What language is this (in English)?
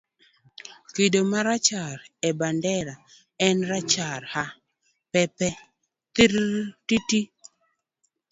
Luo (Kenya and Tanzania)